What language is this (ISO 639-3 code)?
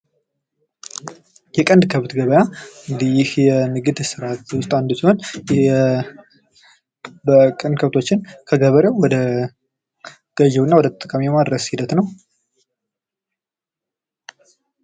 amh